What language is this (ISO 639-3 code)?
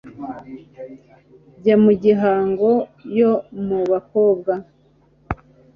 kin